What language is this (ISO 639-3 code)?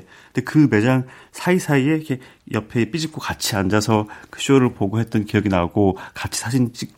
kor